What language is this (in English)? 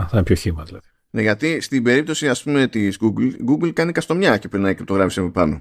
Greek